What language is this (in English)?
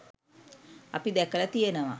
Sinhala